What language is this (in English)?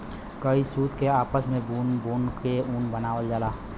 Bhojpuri